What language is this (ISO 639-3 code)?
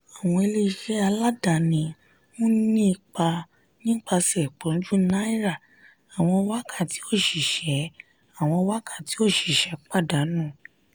yor